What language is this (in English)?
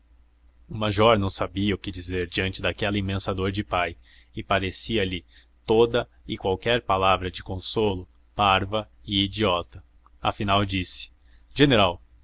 Portuguese